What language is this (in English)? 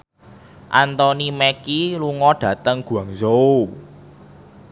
Javanese